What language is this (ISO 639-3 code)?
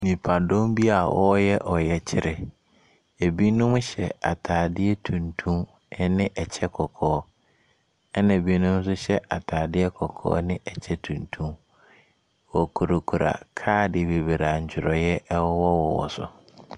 aka